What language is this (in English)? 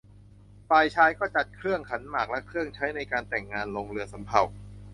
Thai